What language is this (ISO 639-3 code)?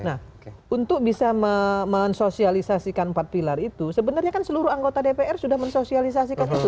ind